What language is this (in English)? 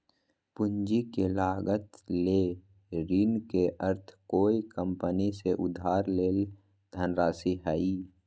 Magahi